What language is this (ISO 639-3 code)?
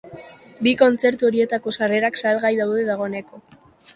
eus